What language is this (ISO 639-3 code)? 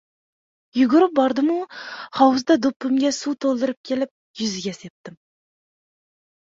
uzb